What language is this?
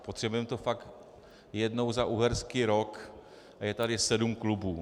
Czech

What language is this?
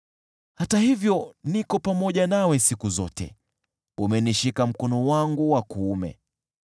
Swahili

